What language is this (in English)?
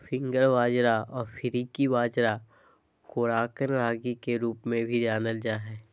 Magahi